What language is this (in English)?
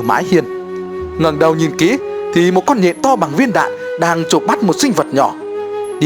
Vietnamese